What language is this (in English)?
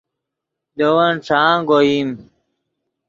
Yidgha